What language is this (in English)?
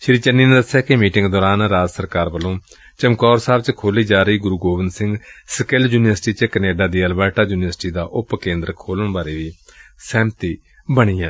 Punjabi